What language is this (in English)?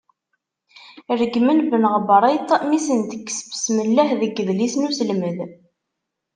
Kabyle